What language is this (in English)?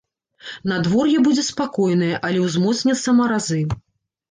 Belarusian